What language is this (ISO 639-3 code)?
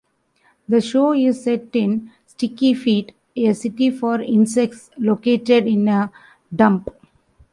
eng